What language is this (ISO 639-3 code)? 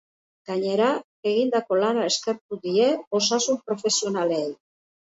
eus